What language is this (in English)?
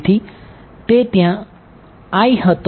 Gujarati